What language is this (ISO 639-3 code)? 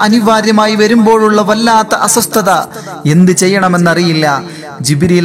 mal